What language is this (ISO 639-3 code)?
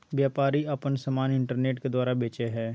mag